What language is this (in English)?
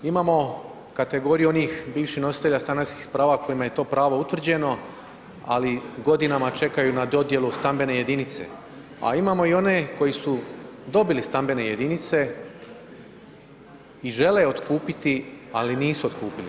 Croatian